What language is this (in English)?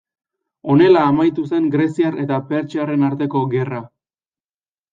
Basque